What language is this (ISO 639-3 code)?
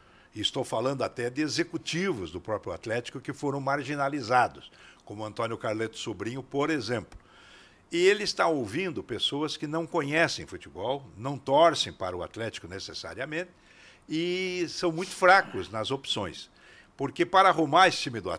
por